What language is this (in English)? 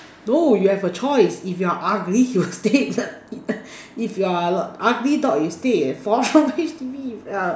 English